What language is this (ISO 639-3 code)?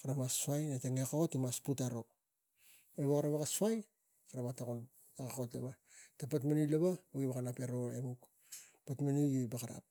tgc